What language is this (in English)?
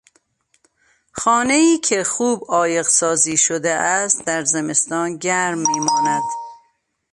Persian